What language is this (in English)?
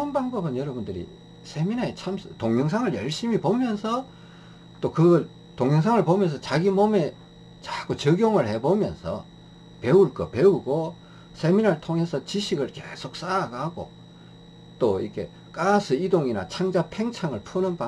Korean